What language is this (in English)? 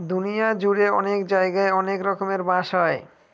Bangla